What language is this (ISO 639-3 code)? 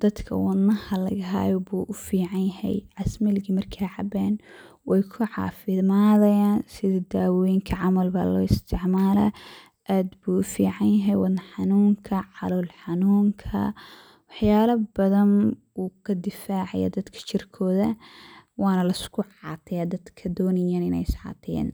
som